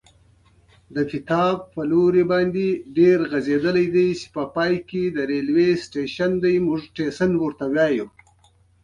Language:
Pashto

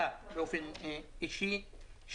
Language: Hebrew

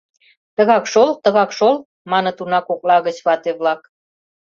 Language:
Mari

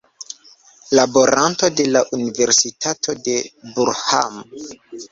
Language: Esperanto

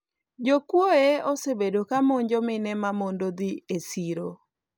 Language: Luo (Kenya and Tanzania)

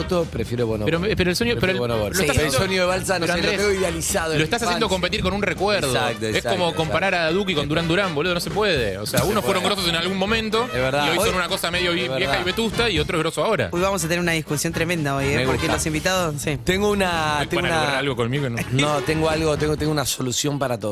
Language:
Spanish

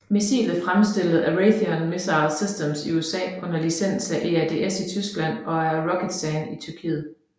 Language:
Danish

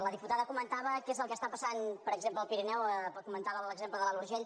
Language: Catalan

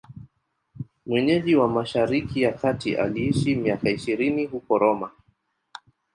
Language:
Swahili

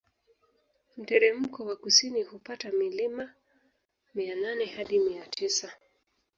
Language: Swahili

